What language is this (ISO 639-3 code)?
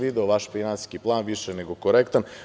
srp